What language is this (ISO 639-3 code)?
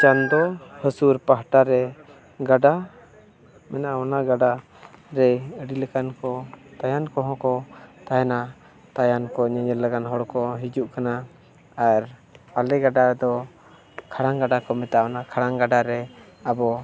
sat